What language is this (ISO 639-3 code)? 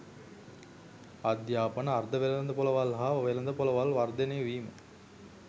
sin